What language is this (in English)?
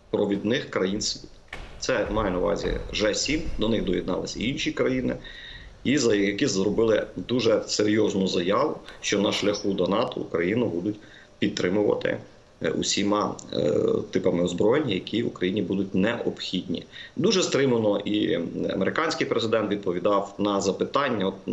Ukrainian